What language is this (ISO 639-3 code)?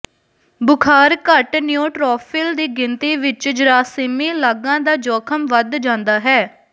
pan